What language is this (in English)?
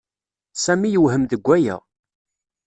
Kabyle